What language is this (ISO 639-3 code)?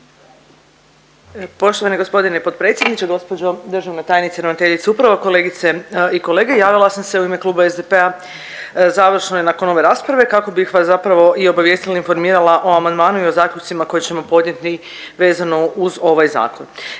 hrv